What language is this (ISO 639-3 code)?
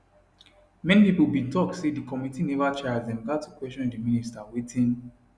pcm